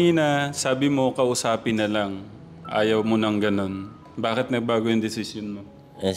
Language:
Filipino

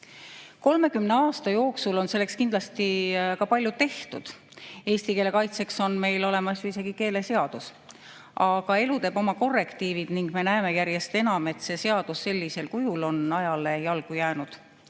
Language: Estonian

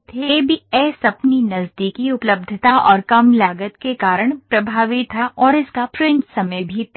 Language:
Hindi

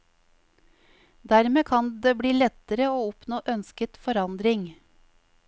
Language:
Norwegian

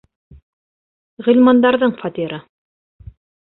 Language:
Bashkir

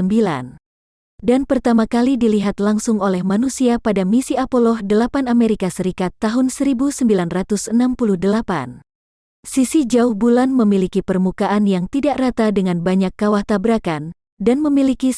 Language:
Indonesian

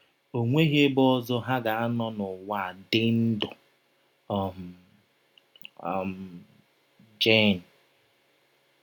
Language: Igbo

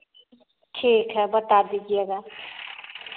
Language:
Hindi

